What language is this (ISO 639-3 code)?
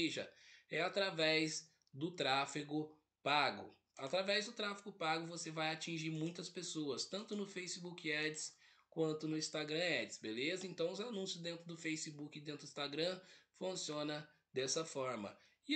por